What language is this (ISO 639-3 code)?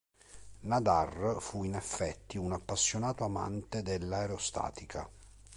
ita